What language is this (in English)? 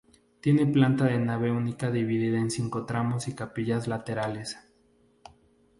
Spanish